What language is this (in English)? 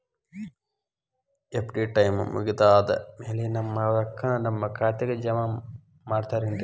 Kannada